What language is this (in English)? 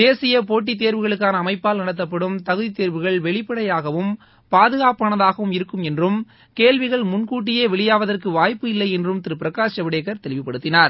Tamil